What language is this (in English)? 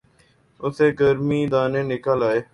Urdu